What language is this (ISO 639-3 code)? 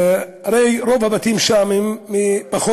heb